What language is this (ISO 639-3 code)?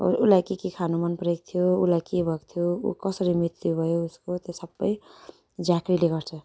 nep